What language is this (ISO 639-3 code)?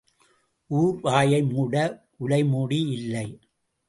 tam